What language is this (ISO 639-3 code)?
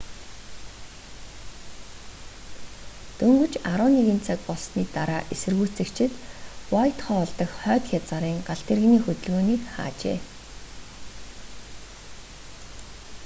mon